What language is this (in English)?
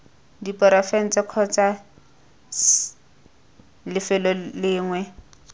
Tswana